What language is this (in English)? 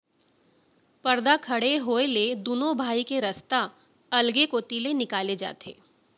Chhattisgarhi